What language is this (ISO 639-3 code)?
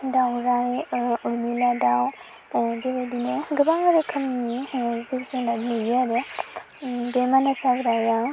brx